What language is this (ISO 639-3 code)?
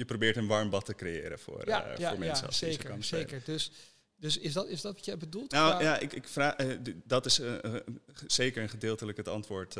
nld